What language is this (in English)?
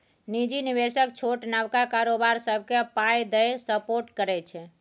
Maithili